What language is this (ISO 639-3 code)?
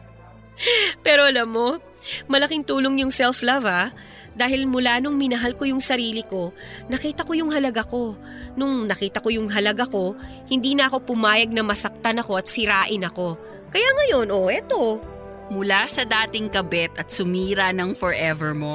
fil